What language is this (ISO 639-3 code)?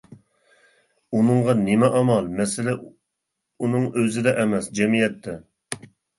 uig